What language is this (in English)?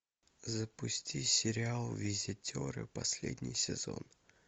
Russian